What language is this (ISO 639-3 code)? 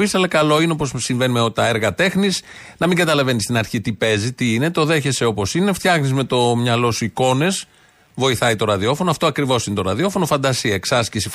ell